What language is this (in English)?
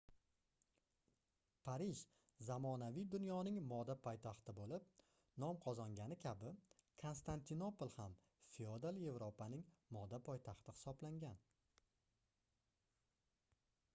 Uzbek